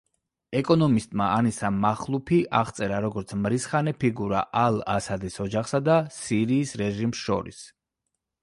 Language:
Georgian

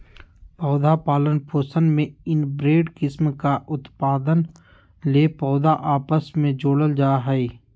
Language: Magahi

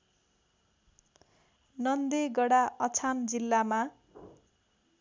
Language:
Nepali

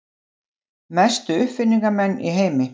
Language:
Icelandic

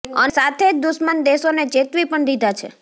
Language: Gujarati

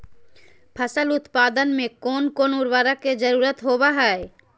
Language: Magahi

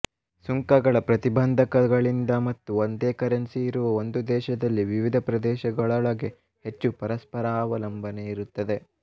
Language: Kannada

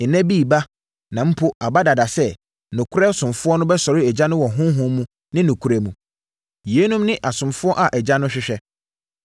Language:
Akan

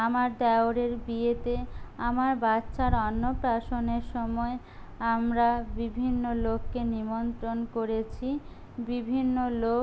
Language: Bangla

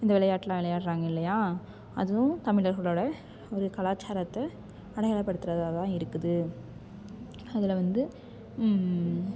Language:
Tamil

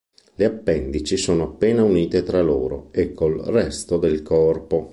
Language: Italian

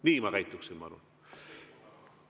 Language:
Estonian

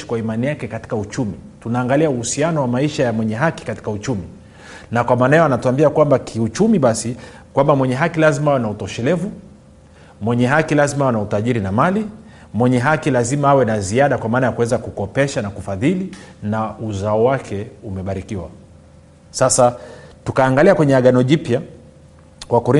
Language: Swahili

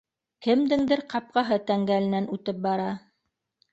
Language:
Bashkir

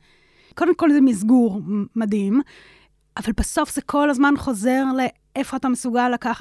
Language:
Hebrew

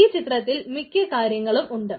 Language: Malayalam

